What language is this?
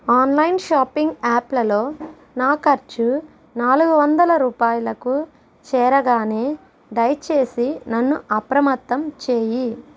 Telugu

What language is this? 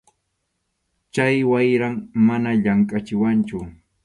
Arequipa-La Unión Quechua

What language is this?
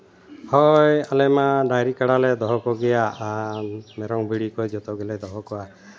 Santali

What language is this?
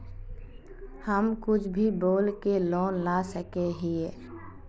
Magahi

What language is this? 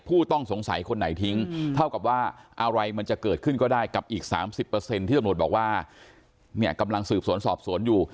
Thai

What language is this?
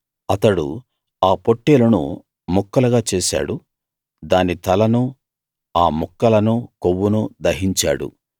Telugu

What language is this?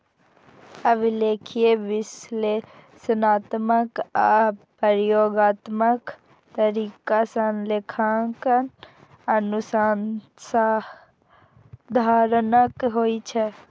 Maithili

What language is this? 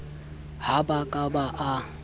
Southern Sotho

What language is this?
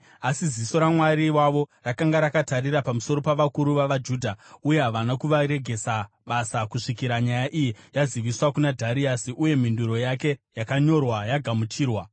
Shona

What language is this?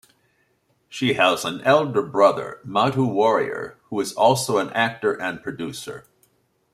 English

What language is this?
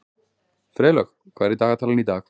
Icelandic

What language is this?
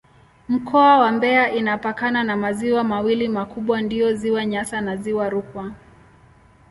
Swahili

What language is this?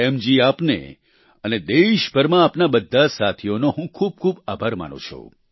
Gujarati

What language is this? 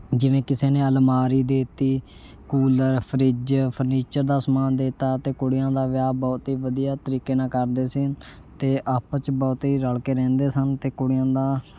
Punjabi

